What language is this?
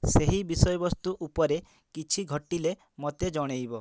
Odia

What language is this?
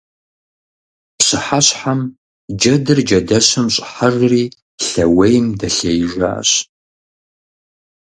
Kabardian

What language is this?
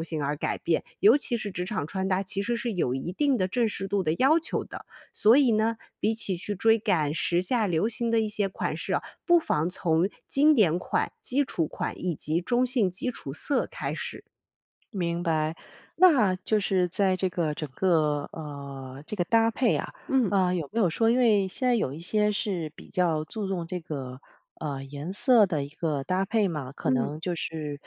Chinese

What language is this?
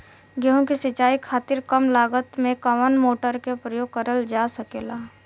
Bhojpuri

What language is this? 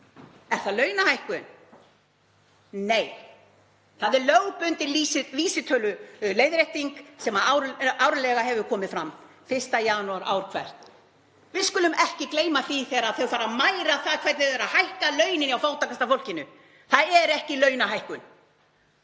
Icelandic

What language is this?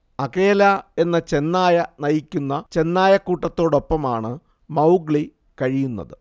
Malayalam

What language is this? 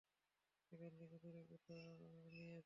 Bangla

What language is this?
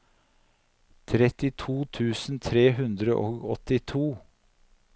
Norwegian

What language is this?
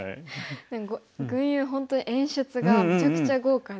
Japanese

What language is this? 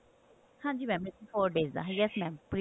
Punjabi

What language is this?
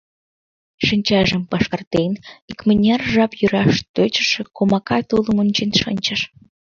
Mari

